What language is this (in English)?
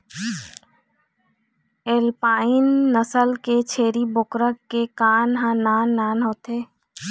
Chhattisgarhi